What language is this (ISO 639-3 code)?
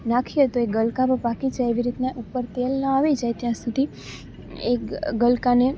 guj